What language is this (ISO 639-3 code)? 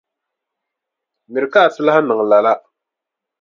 dag